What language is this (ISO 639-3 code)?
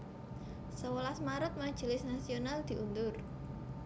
jav